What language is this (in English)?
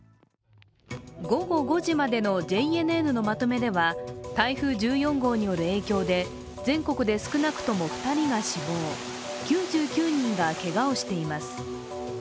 Japanese